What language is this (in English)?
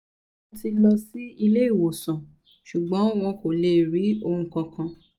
Yoruba